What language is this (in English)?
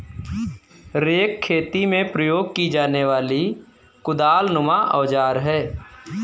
Hindi